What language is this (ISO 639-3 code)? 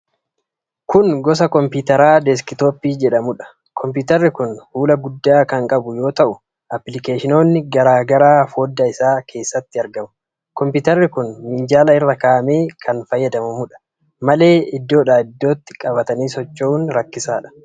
orm